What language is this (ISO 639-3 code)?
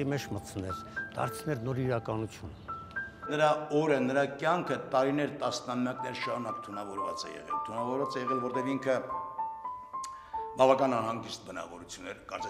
ron